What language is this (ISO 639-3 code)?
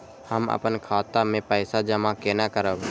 mai